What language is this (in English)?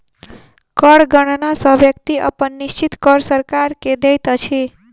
Maithili